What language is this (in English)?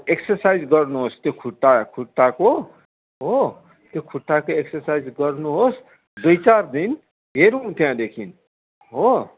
Nepali